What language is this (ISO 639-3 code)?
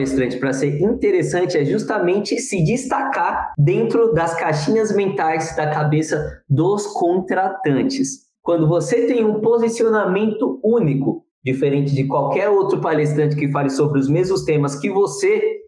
por